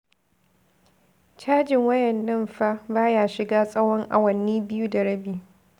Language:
Hausa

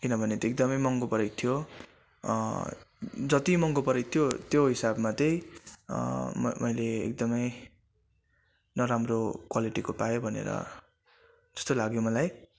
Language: Nepali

